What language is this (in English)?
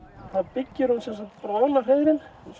Icelandic